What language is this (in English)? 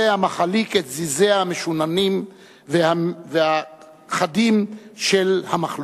Hebrew